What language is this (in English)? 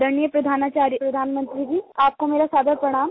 Hindi